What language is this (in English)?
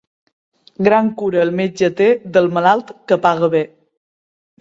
Catalan